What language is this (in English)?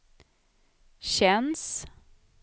Swedish